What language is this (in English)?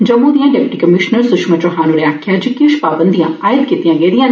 Dogri